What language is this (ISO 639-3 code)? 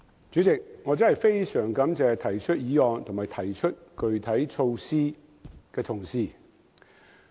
yue